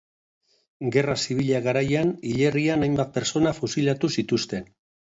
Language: Basque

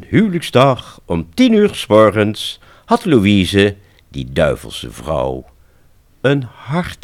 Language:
Dutch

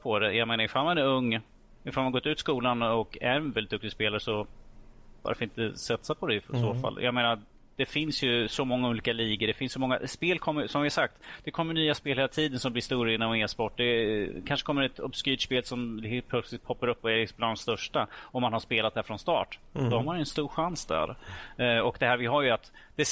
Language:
Swedish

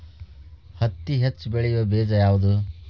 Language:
Kannada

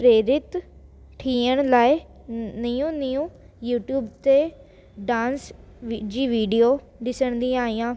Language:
Sindhi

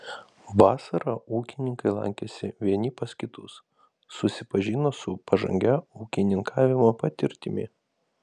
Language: Lithuanian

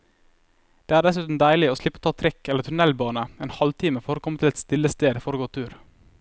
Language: Norwegian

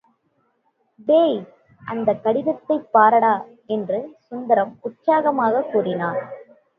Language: Tamil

